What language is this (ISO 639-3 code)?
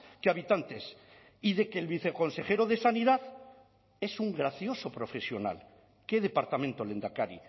spa